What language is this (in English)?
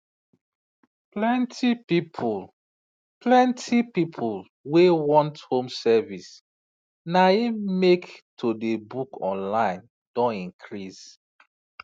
Nigerian Pidgin